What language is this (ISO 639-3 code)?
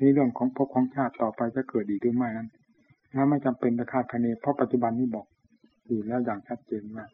tha